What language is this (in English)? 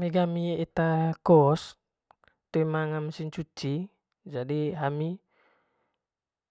Manggarai